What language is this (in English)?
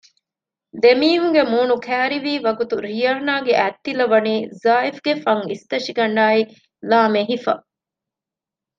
Divehi